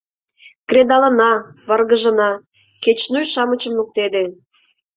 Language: Mari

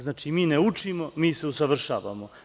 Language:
Serbian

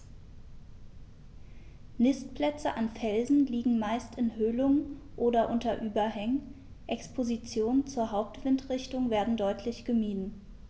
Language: German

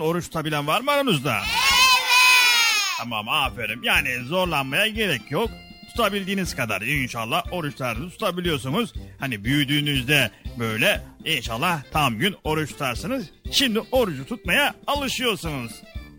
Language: Turkish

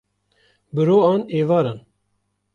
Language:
Kurdish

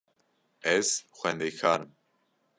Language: Kurdish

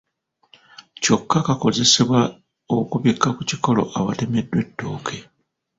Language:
Ganda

